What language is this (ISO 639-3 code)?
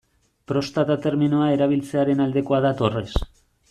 eus